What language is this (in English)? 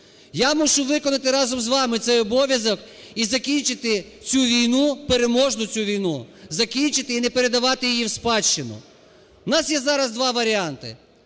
Ukrainian